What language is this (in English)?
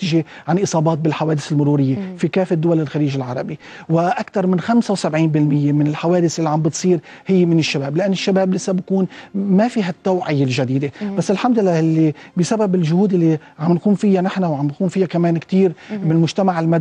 Arabic